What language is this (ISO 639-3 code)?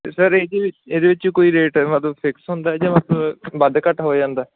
pan